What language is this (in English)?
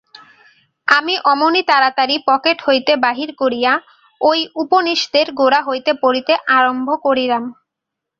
Bangla